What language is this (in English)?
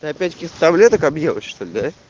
Russian